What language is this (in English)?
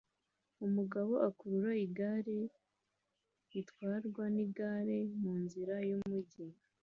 Kinyarwanda